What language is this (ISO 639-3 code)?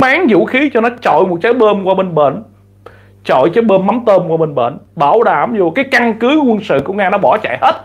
vie